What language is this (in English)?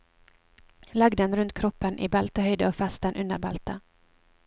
Norwegian